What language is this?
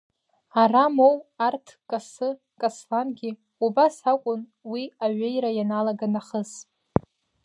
Abkhazian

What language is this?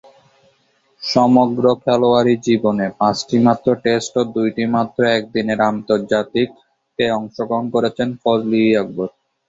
Bangla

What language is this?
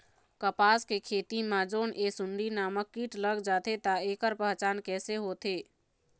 Chhattisgarhi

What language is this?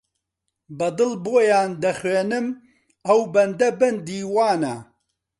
Central Kurdish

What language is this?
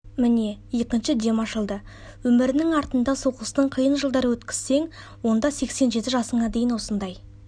Kazakh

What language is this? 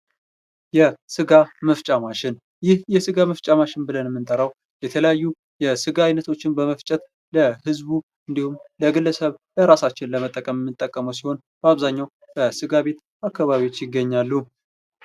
Amharic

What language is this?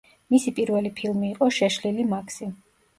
Georgian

